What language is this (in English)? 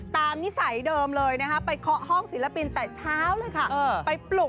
Thai